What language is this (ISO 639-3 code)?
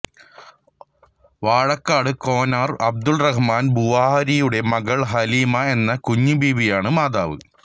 mal